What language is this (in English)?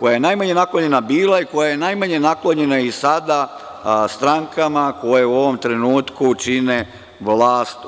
Serbian